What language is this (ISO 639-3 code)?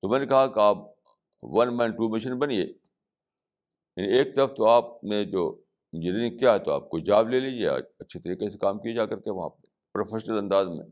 urd